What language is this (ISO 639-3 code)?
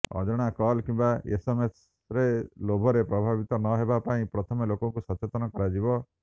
ori